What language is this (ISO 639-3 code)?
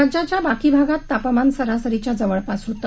mar